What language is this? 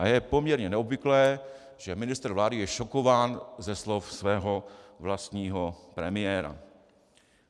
Czech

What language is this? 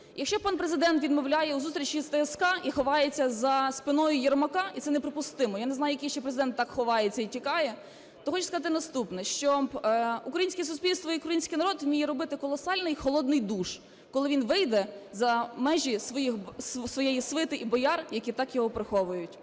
Ukrainian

